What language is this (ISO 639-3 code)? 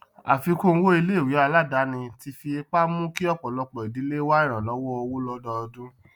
yor